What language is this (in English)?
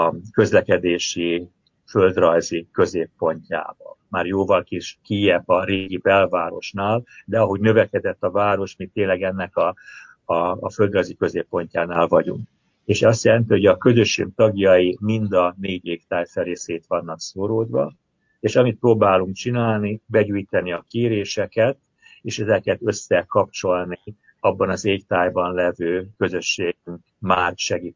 Hungarian